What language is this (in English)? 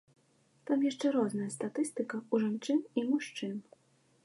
Belarusian